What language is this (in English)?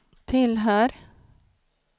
Swedish